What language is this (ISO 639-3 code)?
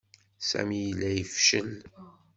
kab